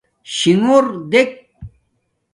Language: Domaaki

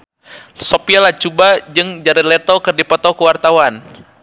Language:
Sundanese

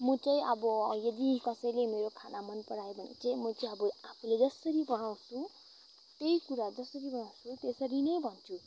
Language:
Nepali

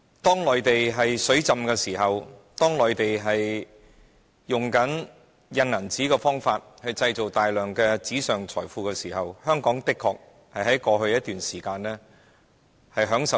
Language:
Cantonese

